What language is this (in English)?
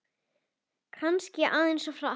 Icelandic